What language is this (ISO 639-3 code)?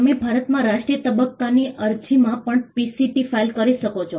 guj